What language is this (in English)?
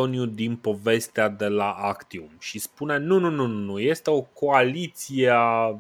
Romanian